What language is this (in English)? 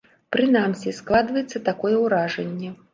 Belarusian